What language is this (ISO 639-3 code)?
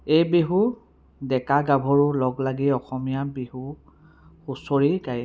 asm